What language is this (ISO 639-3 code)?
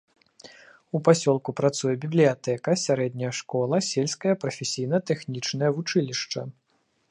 bel